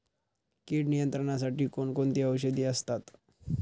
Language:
Marathi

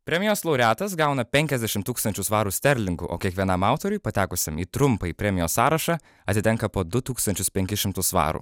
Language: Lithuanian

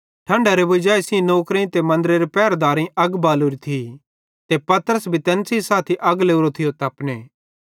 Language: Bhadrawahi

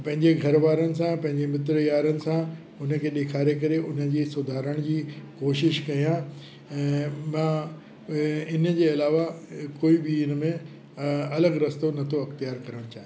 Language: Sindhi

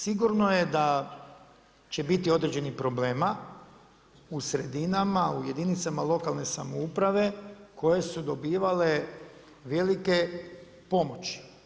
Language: Croatian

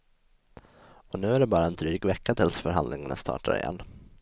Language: Swedish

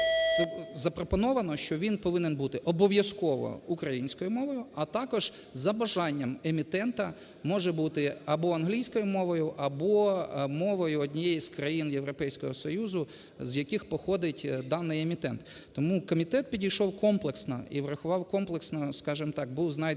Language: Ukrainian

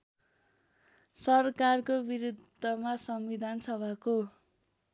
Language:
Nepali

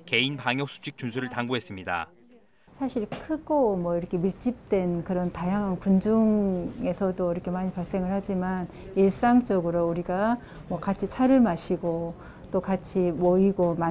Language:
Korean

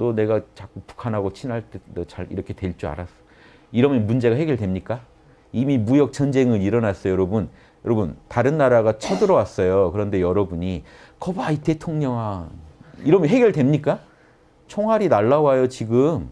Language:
Korean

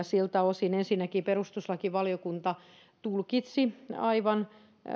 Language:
Finnish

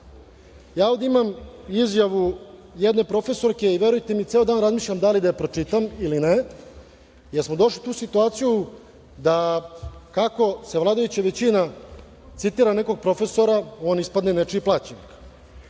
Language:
Serbian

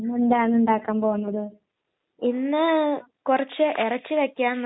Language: Malayalam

